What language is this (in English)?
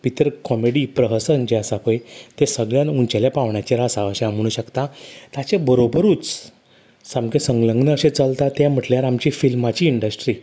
Konkani